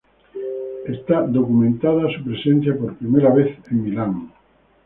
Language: Spanish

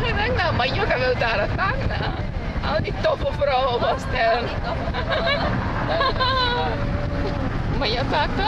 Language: Dutch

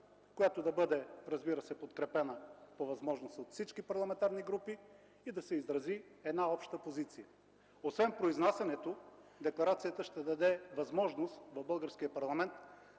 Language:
Bulgarian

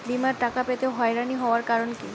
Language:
Bangla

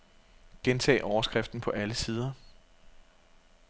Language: Danish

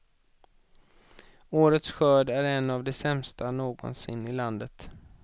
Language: Swedish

